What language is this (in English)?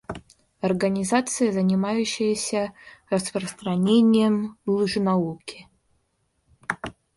Russian